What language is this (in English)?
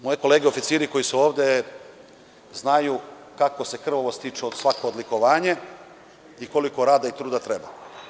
Serbian